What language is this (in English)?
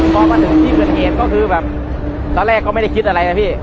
Thai